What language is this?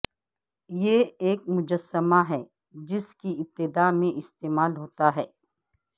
Urdu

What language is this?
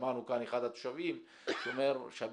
Hebrew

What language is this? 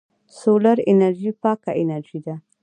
Pashto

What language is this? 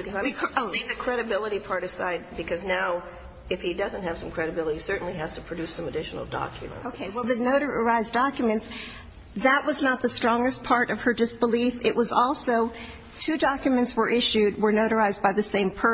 English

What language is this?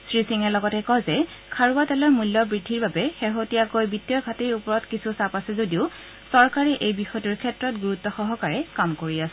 Assamese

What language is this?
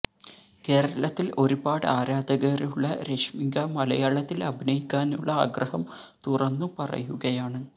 Malayalam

